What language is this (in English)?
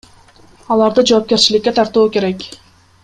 Kyrgyz